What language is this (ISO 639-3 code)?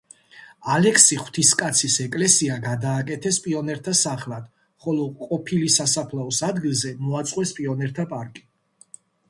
kat